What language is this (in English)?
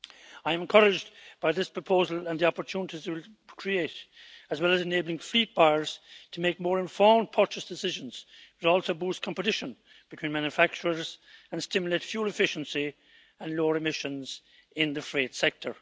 English